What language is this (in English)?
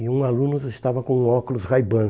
Portuguese